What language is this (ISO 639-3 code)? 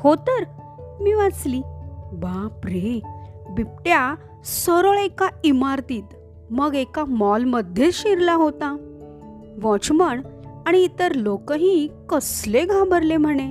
mar